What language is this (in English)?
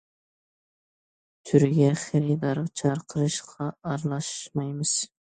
Uyghur